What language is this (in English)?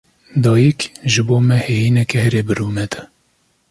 Kurdish